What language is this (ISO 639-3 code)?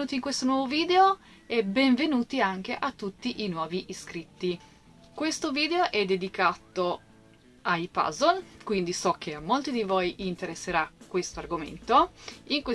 ita